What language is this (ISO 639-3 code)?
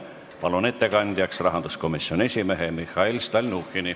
est